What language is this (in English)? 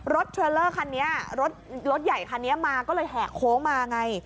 Thai